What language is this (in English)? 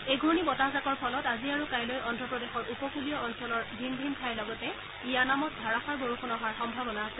Assamese